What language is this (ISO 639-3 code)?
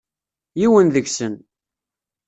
kab